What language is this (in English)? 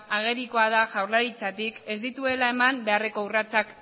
Basque